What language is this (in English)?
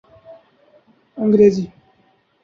Urdu